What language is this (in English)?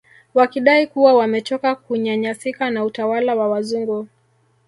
Swahili